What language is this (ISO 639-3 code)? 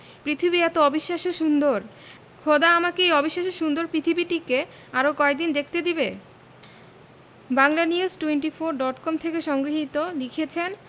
ben